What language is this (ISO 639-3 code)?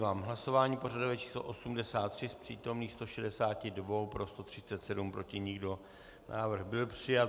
ces